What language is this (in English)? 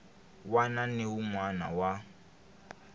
Tsonga